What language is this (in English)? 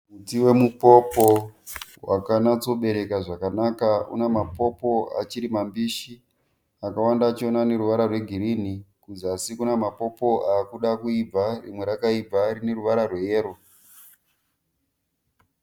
Shona